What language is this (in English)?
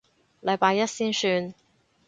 Cantonese